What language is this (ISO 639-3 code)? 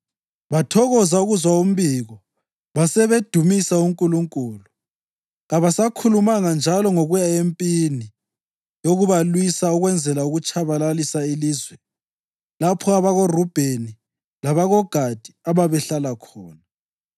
nde